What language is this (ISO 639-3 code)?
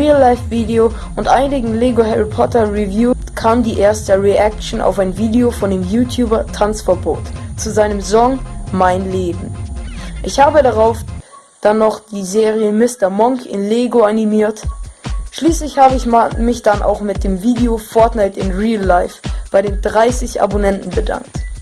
deu